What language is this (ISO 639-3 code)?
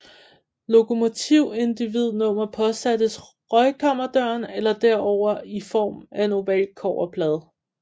dan